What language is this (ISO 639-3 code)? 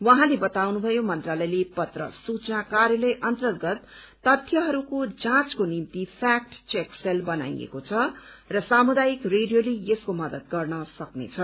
nep